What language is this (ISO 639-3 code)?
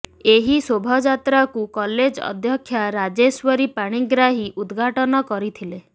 ori